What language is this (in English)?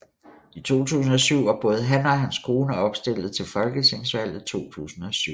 Danish